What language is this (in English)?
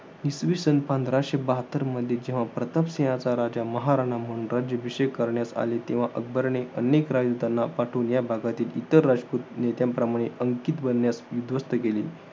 Marathi